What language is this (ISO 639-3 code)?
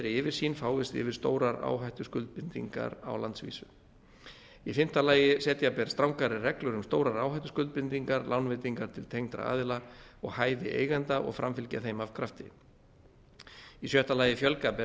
isl